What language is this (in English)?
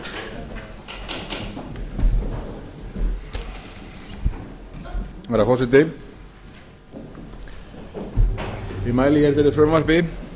Icelandic